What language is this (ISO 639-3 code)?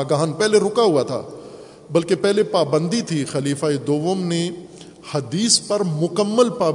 urd